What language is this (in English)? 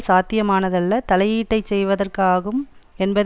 Tamil